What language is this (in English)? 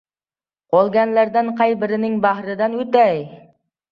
Uzbek